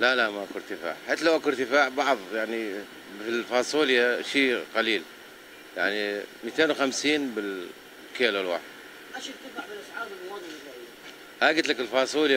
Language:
Arabic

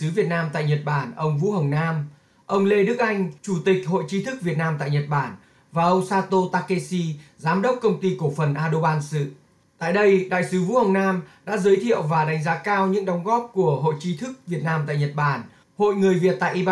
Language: Vietnamese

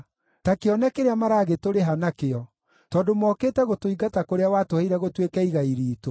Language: Kikuyu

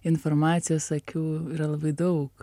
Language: Lithuanian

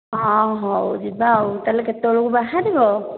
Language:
Odia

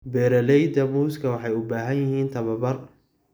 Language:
Somali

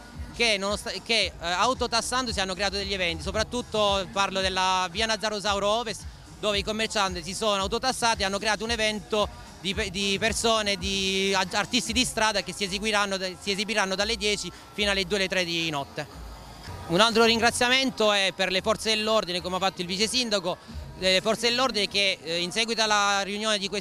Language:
Italian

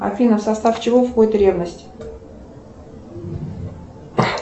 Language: Russian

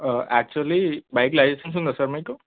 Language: Telugu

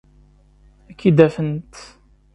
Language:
Kabyle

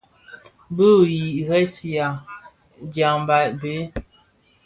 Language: Bafia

